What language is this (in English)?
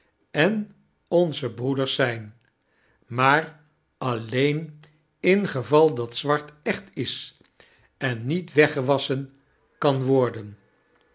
Dutch